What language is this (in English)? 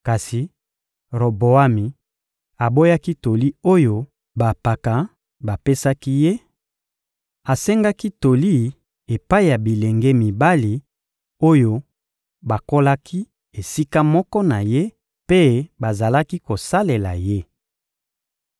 Lingala